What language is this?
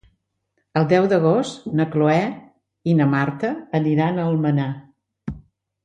Catalan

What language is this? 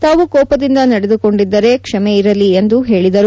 Kannada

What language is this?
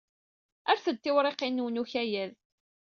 Kabyle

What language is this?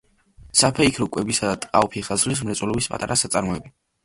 Georgian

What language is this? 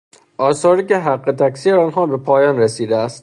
Persian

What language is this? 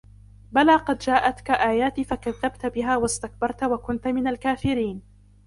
Arabic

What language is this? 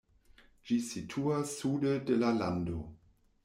Esperanto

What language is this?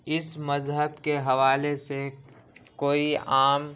Urdu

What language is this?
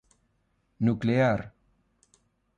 Galician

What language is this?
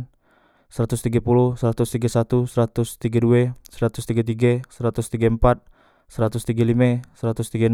Musi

